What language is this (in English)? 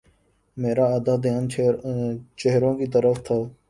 Urdu